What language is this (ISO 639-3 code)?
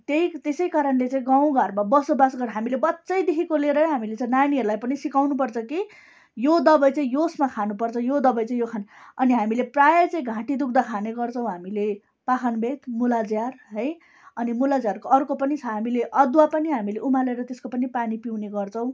nep